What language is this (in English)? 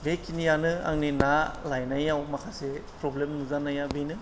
Bodo